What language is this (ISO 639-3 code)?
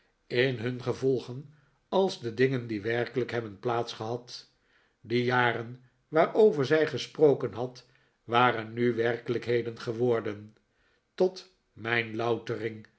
nld